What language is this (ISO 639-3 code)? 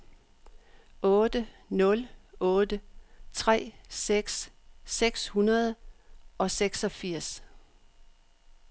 dan